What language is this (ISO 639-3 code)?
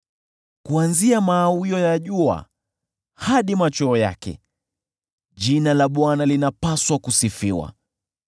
swa